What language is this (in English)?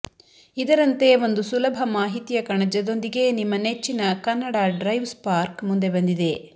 Kannada